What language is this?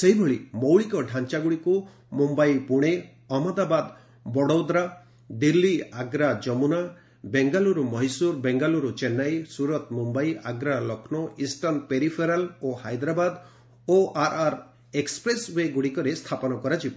Odia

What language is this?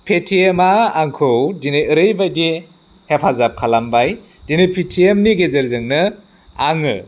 Bodo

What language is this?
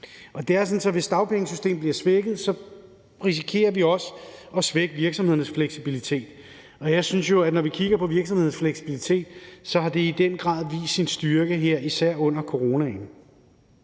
Danish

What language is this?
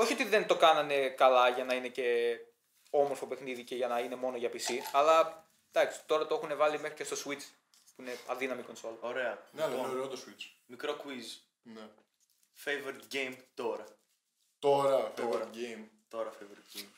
Greek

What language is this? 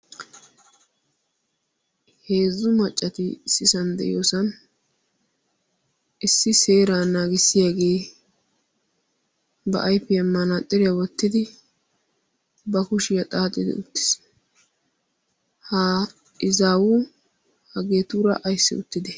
Wolaytta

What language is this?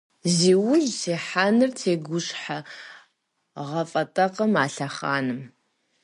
Kabardian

